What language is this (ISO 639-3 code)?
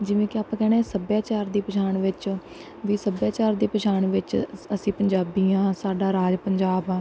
pan